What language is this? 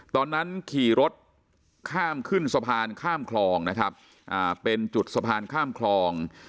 Thai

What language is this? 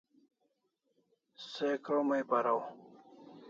Kalasha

